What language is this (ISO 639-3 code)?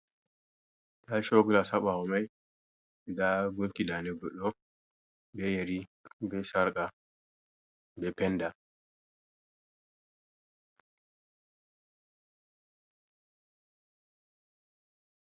ful